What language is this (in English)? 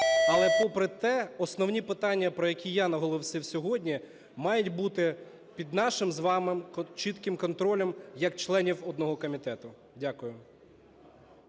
Ukrainian